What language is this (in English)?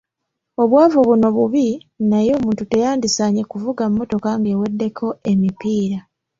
Ganda